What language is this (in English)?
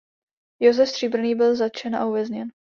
Czech